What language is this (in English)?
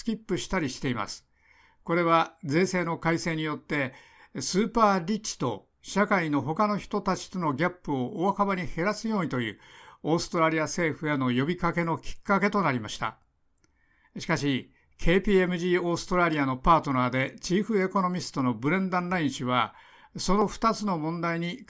Japanese